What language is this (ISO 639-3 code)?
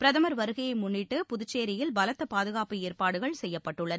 tam